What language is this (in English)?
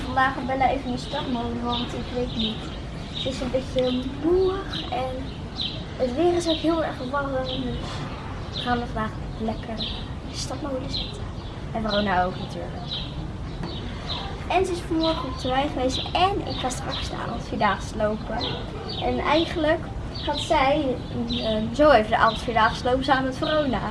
Dutch